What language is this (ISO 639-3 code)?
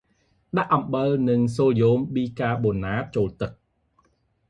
khm